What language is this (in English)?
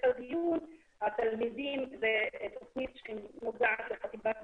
Hebrew